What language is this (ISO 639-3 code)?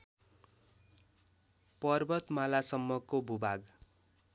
nep